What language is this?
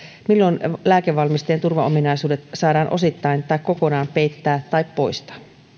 Finnish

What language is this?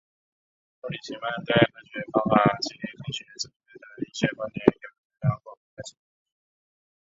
Chinese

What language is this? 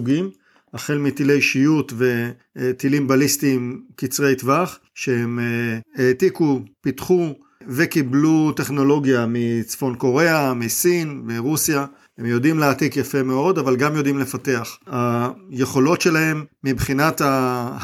Hebrew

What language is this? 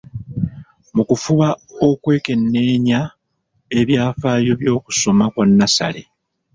Ganda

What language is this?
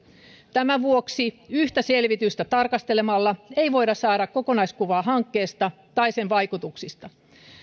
Finnish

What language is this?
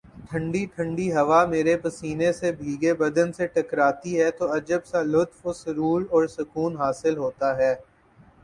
Urdu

